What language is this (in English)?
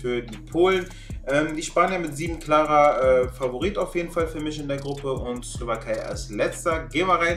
German